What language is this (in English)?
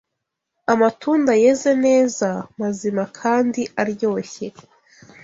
Kinyarwanda